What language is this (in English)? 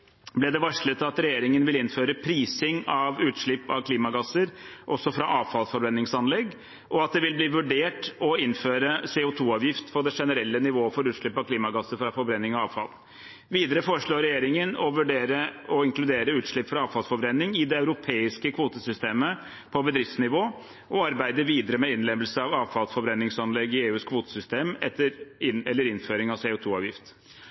Norwegian Bokmål